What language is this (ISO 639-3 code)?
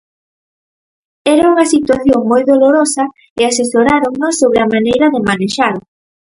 glg